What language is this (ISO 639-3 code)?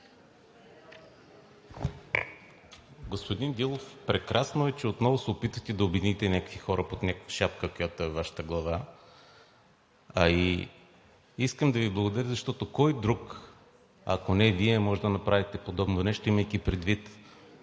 bul